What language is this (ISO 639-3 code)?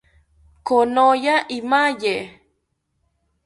cpy